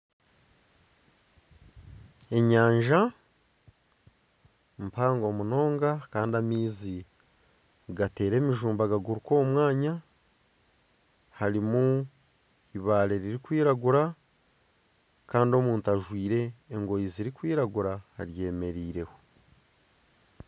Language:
Nyankole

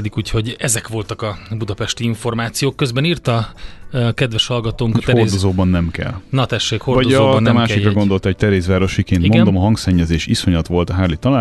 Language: Hungarian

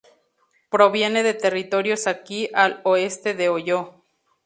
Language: Spanish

